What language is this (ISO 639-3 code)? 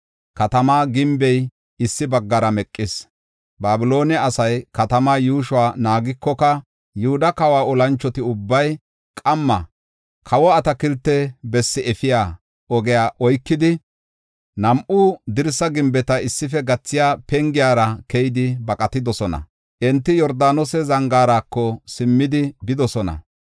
gof